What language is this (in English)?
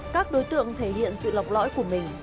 Vietnamese